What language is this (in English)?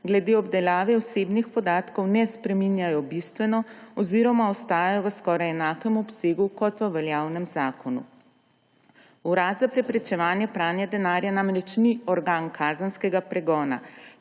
Slovenian